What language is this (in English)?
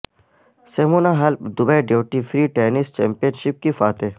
Urdu